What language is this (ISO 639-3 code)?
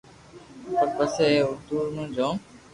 lrk